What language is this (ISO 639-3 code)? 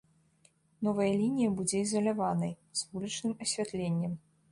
bel